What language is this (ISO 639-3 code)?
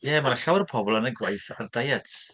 cym